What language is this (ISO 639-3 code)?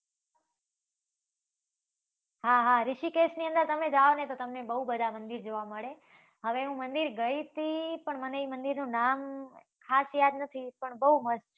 guj